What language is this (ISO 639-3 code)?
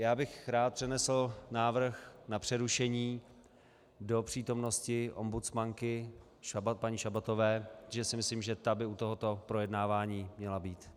ces